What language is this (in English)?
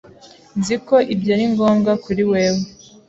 Kinyarwanda